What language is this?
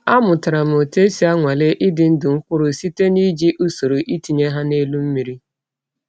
Igbo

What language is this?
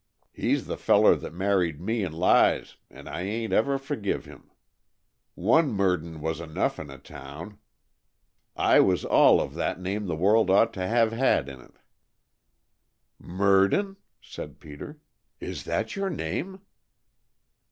English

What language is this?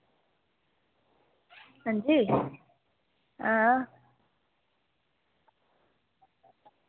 Dogri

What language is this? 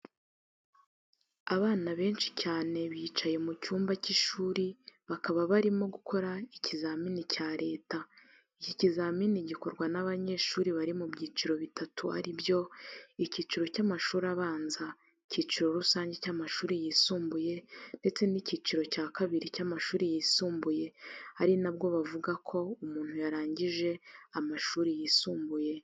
Kinyarwanda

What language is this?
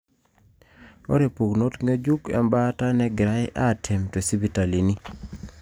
Masai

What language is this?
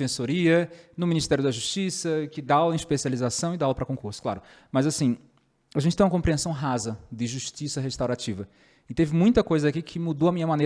Portuguese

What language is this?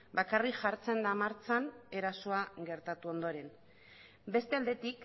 Basque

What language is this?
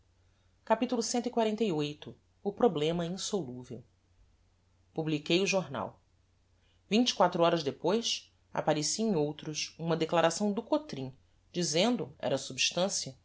Portuguese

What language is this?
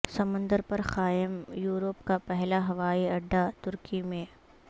Urdu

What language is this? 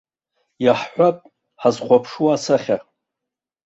Abkhazian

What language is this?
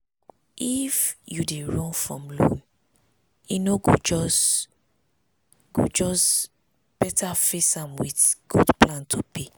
Nigerian Pidgin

